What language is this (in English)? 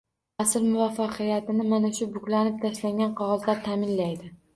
Uzbek